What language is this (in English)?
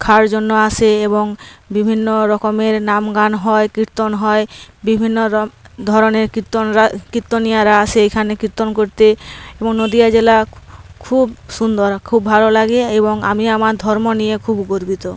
Bangla